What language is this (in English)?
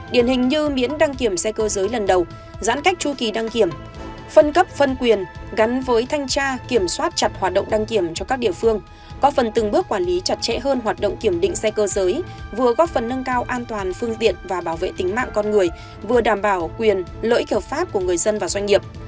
Vietnamese